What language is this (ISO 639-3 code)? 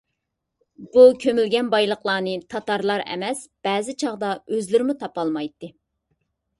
uig